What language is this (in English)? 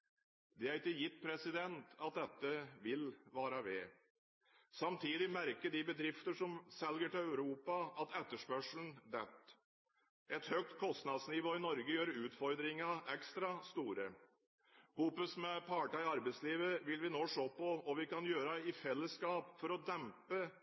Norwegian Bokmål